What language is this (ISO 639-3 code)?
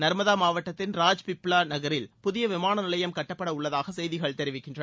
tam